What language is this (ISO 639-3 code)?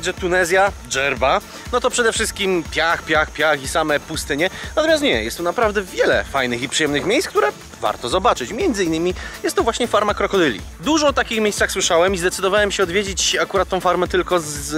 pol